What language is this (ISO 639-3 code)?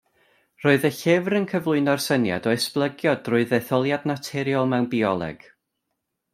cym